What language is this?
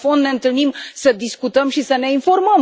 Romanian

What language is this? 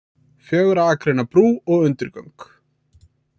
Icelandic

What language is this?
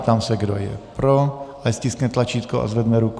Czech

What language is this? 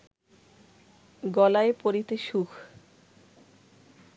Bangla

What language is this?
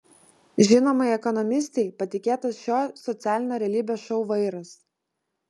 Lithuanian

